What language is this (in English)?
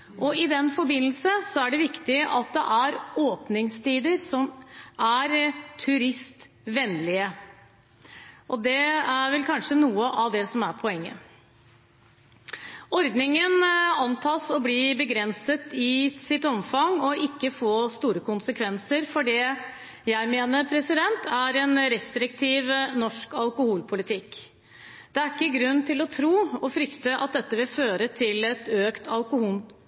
Norwegian Bokmål